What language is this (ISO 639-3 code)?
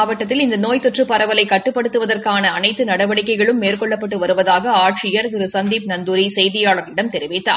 tam